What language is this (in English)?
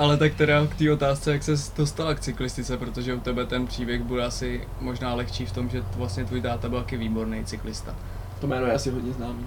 Czech